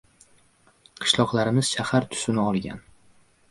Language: Uzbek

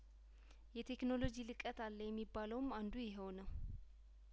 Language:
Amharic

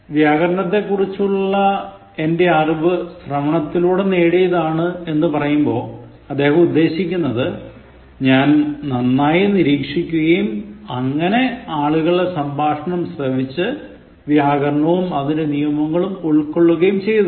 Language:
Malayalam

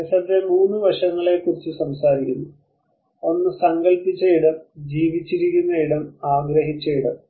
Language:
Malayalam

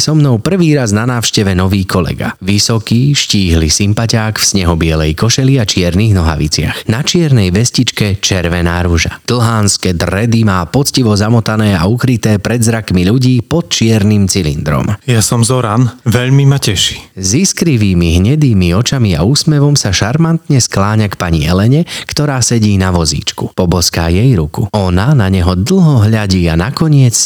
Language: Slovak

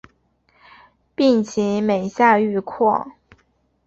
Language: Chinese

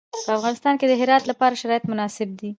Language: Pashto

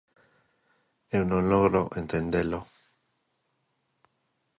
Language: Galician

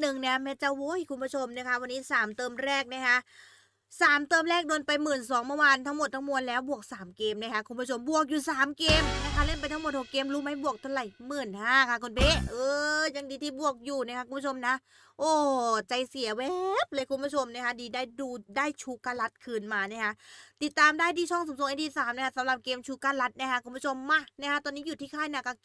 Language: Thai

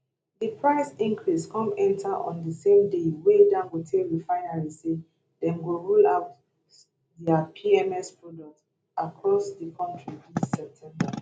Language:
Nigerian Pidgin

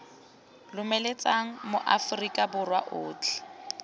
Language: Tswana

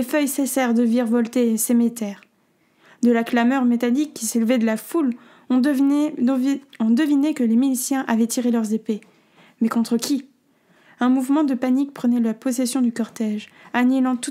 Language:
French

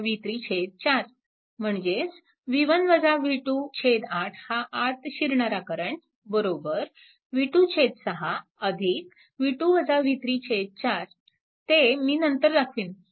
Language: Marathi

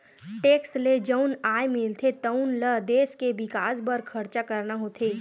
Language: Chhattisgarhi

